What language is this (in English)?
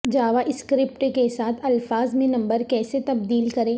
Urdu